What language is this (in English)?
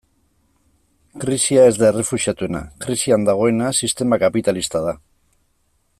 Basque